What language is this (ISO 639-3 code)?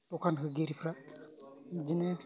brx